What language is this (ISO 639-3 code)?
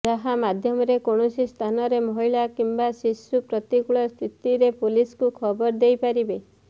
ori